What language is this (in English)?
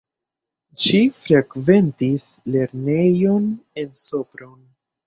Esperanto